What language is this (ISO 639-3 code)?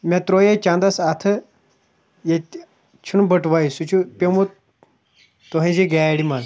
kas